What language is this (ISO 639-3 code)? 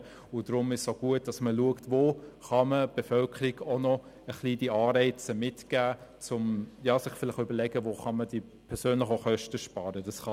gsw